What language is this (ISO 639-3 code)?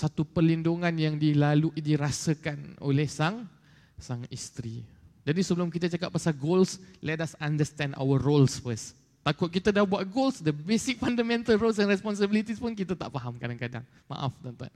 msa